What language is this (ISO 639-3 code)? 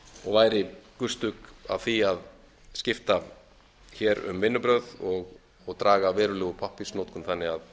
isl